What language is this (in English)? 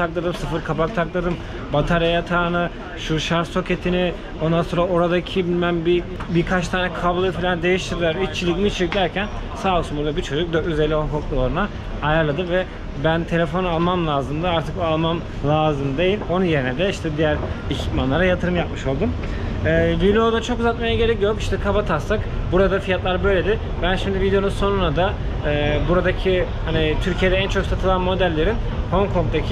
Turkish